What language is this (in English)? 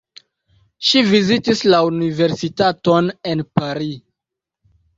Esperanto